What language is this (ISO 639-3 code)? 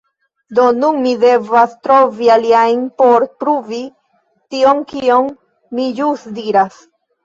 epo